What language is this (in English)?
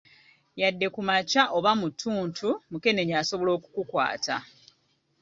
Ganda